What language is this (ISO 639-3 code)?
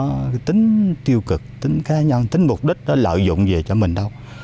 vie